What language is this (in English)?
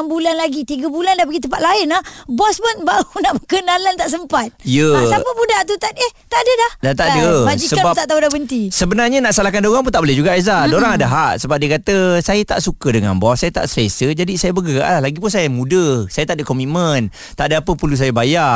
Malay